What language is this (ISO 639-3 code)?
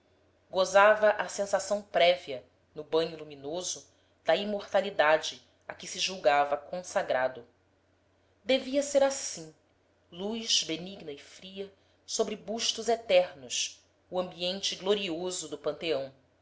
por